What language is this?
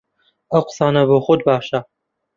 Central Kurdish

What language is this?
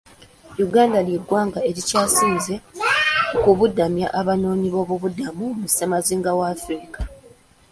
Ganda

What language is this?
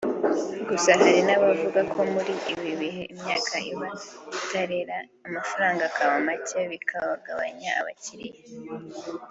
Kinyarwanda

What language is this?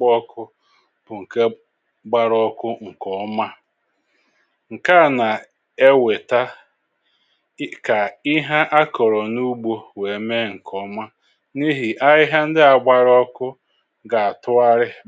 Igbo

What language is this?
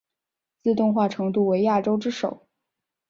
Chinese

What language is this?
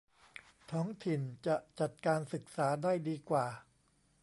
Thai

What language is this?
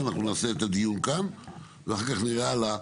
Hebrew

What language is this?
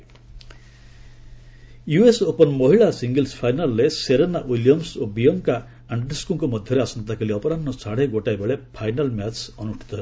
Odia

